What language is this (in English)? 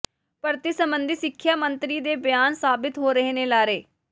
Punjabi